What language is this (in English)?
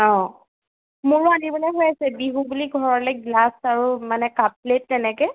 Assamese